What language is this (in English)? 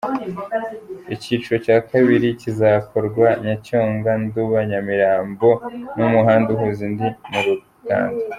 Kinyarwanda